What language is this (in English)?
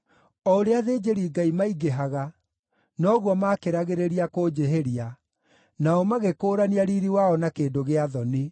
Kikuyu